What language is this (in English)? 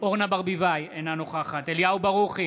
Hebrew